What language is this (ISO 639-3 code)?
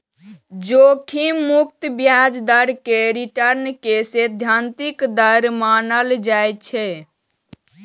mai